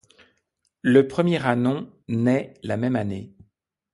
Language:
French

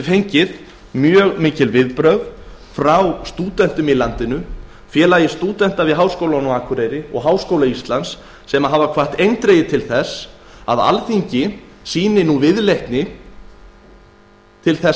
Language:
Icelandic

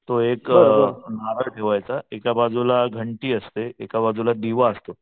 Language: Marathi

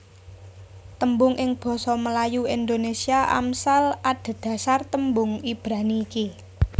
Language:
Javanese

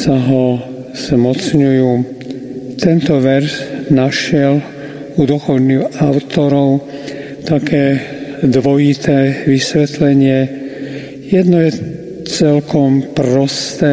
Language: Slovak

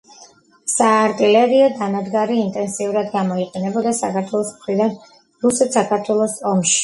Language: Georgian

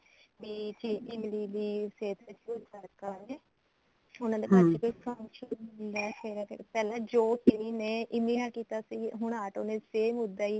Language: Punjabi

